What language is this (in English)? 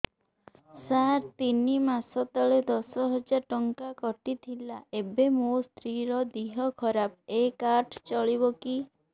Odia